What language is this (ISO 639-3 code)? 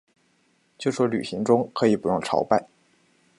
zho